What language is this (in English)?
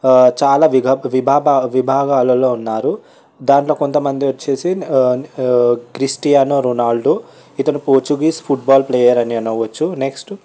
Telugu